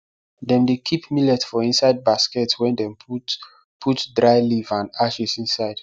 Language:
Nigerian Pidgin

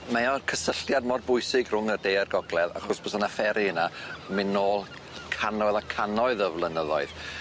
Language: Welsh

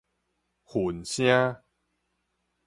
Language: Min Nan Chinese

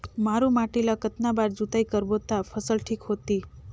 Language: Chhattisgarhi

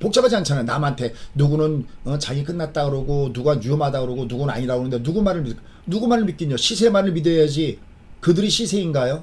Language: Korean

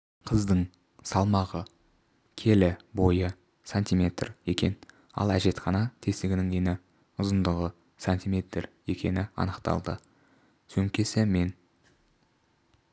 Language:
Kazakh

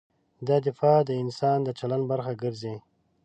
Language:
Pashto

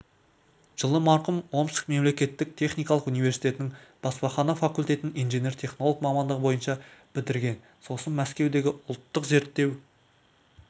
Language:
Kazakh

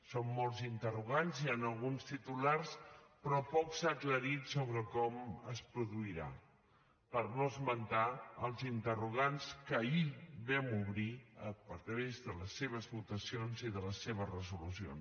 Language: Catalan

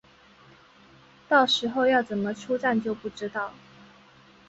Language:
Chinese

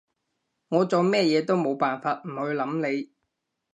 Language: Cantonese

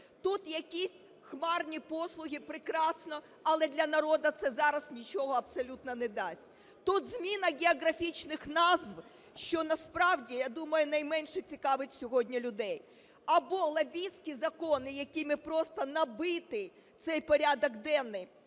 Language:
Ukrainian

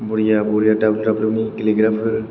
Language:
Bodo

